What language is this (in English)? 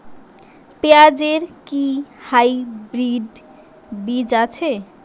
Bangla